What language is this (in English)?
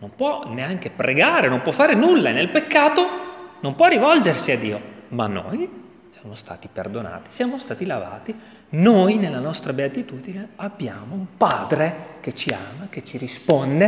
Italian